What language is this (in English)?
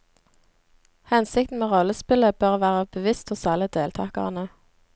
Norwegian